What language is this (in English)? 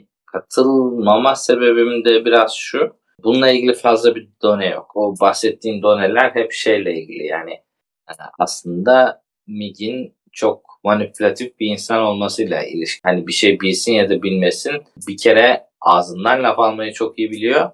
Turkish